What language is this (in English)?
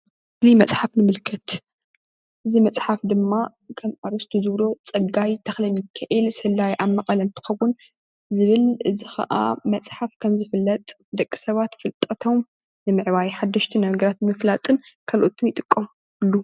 Tigrinya